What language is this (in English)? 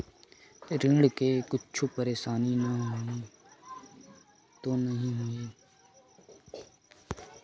Chhattisgarhi